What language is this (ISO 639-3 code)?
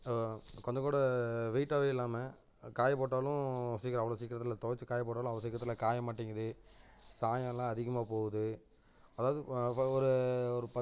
tam